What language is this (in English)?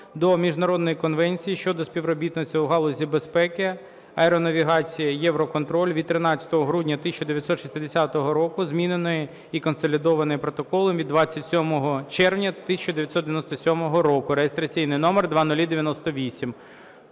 Ukrainian